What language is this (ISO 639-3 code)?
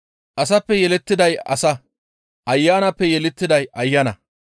gmv